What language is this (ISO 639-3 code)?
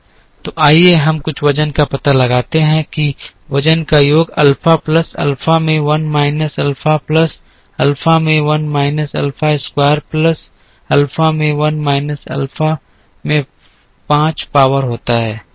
hin